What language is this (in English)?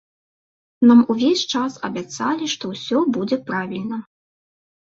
Belarusian